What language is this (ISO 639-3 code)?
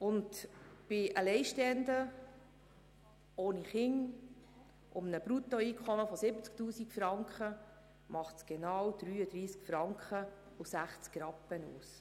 gsw